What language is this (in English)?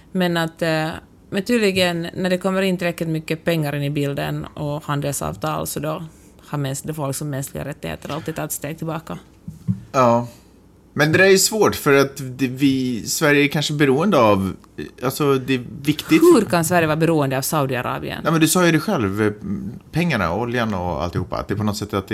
Swedish